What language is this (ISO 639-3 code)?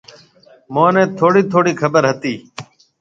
mve